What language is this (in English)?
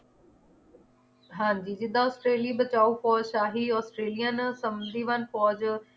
Punjabi